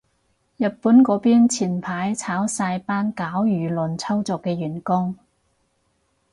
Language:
Cantonese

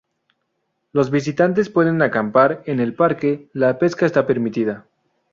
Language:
Spanish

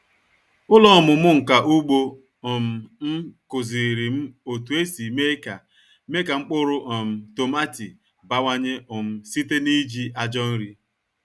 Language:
Igbo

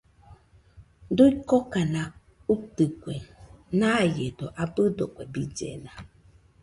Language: Nüpode Huitoto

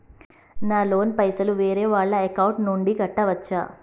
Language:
Telugu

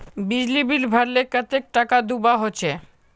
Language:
Magahi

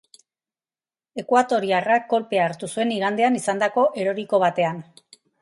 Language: Basque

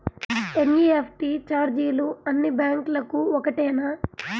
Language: Telugu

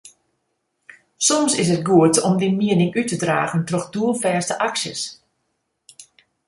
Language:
Western Frisian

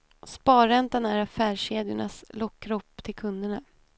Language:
Swedish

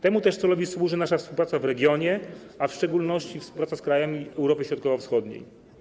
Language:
Polish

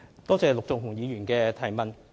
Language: Cantonese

